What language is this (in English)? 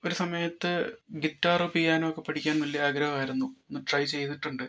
Malayalam